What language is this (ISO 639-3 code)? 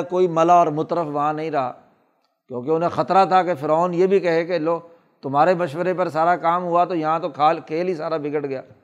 urd